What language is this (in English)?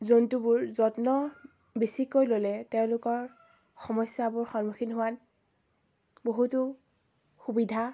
Assamese